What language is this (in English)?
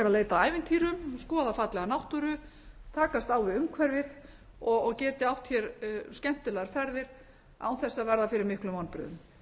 Icelandic